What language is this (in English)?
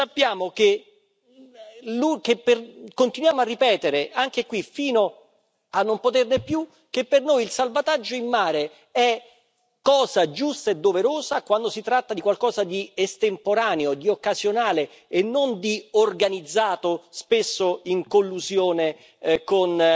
Italian